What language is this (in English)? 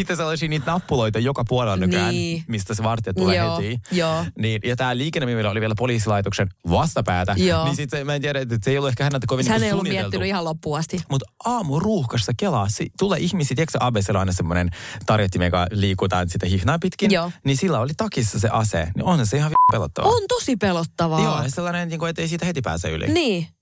Finnish